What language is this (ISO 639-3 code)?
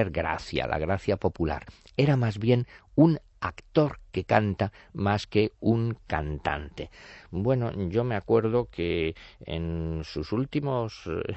spa